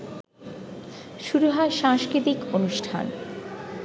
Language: Bangla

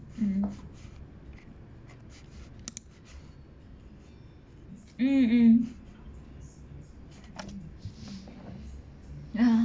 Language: English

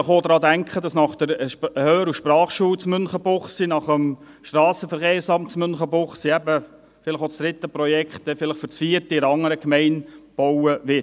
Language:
Swiss German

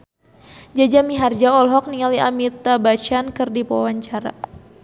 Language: Sundanese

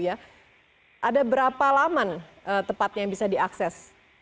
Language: Indonesian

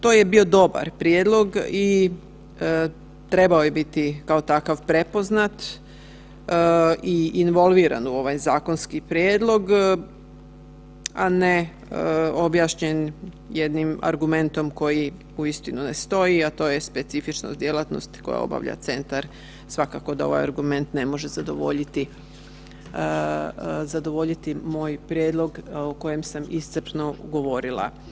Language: Croatian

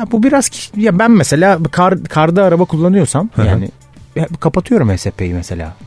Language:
Turkish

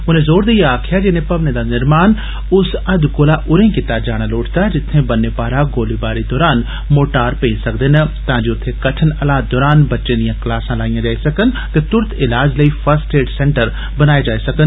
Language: Dogri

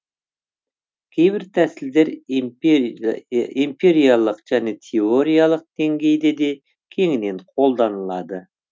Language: Kazakh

